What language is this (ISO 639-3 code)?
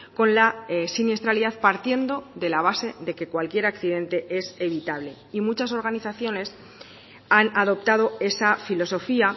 spa